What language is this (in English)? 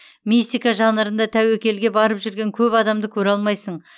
Kazakh